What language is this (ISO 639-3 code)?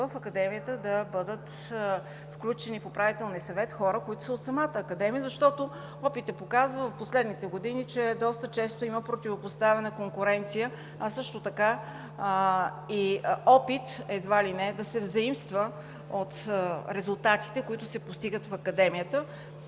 bul